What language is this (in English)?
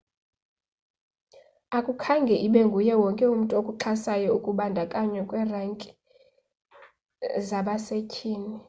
Xhosa